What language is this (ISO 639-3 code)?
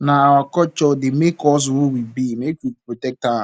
pcm